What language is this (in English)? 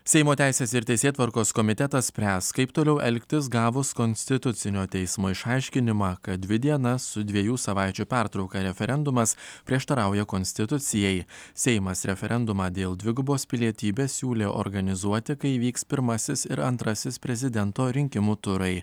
Lithuanian